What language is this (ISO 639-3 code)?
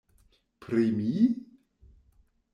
epo